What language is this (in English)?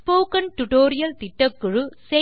Tamil